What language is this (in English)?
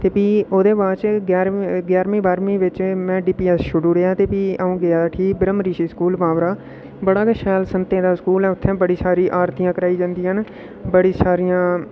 Dogri